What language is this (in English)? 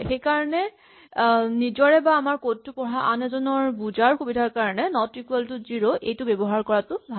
Assamese